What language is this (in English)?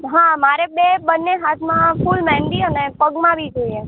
Gujarati